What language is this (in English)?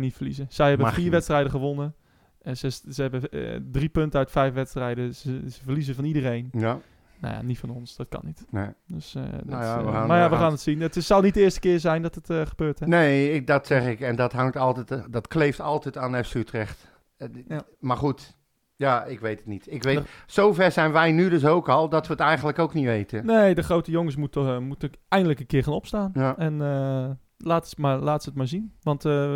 Dutch